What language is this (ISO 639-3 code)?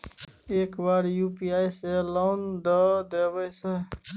mai